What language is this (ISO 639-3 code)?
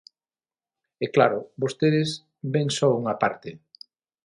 glg